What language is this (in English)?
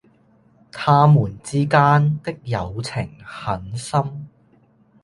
Cantonese